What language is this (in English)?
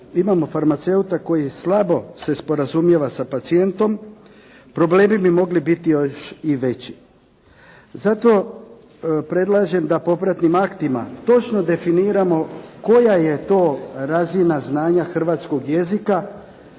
Croatian